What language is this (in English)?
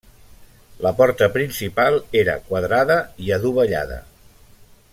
Catalan